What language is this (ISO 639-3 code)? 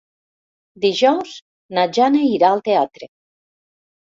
cat